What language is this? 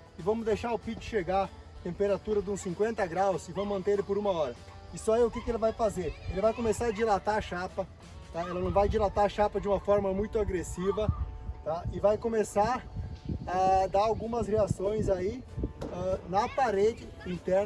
Portuguese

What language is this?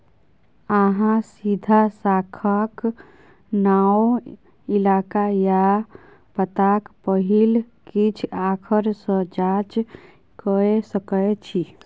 Maithili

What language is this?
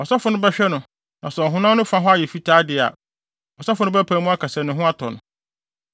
Akan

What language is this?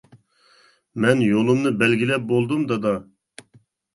Uyghur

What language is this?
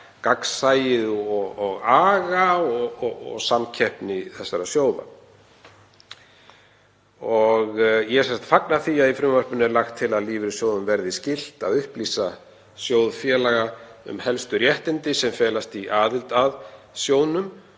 Icelandic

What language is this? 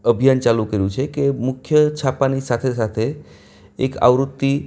Gujarati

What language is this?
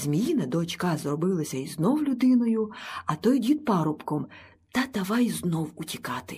Ukrainian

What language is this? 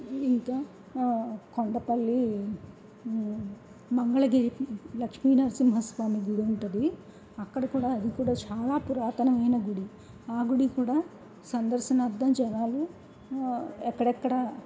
Telugu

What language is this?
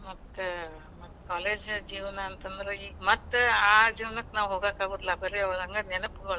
Kannada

